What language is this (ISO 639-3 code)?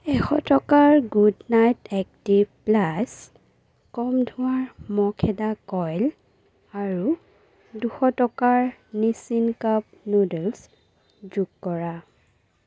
asm